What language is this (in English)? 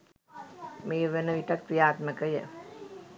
Sinhala